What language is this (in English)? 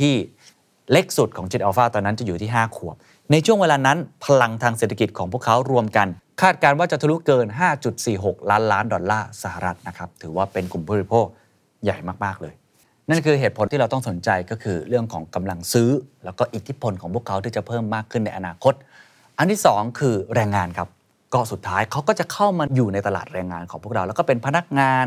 Thai